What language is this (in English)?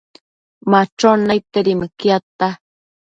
Matsés